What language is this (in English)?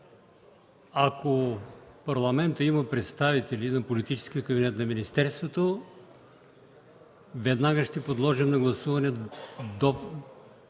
Bulgarian